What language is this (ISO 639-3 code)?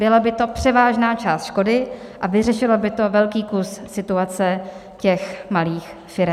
ces